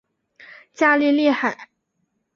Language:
Chinese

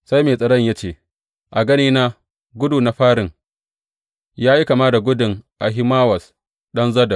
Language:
Hausa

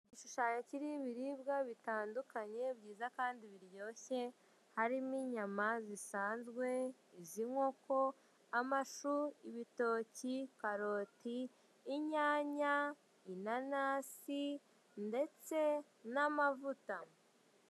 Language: Kinyarwanda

